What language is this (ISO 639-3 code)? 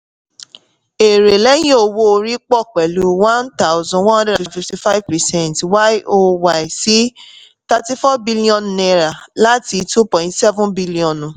yor